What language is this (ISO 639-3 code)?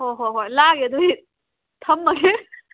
mni